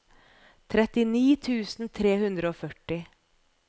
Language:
Norwegian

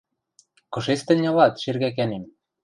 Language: Western Mari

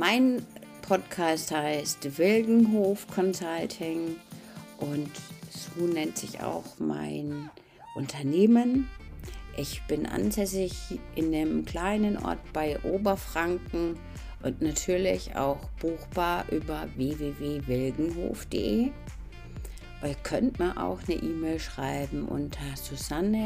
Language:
German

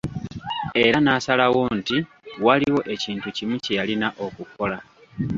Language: Ganda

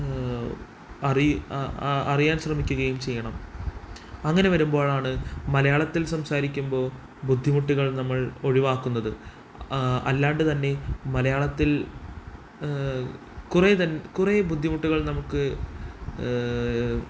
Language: Malayalam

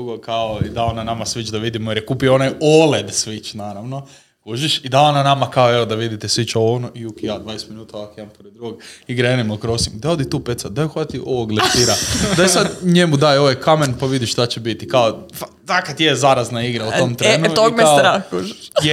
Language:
Croatian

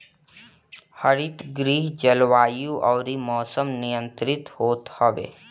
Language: Bhojpuri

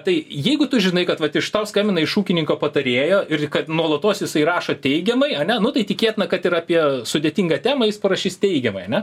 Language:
Lithuanian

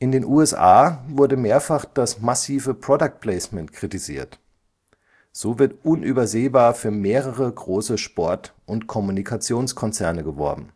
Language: German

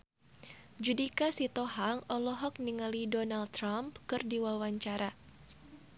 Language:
Sundanese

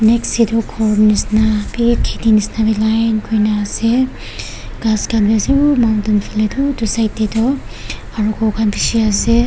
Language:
Naga Pidgin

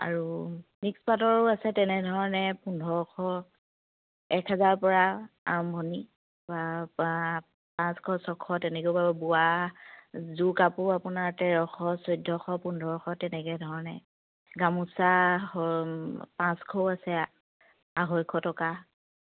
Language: Assamese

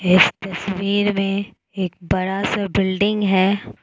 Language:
Hindi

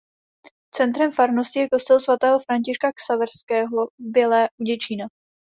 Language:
Czech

